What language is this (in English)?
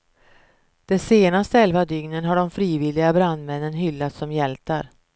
Swedish